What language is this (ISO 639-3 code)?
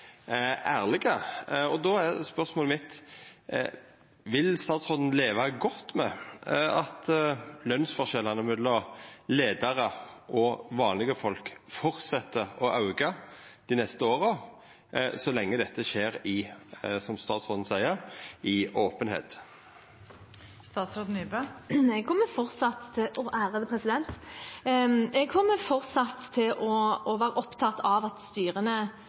nor